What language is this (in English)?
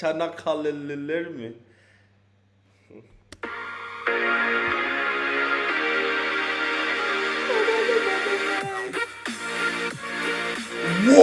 Turkish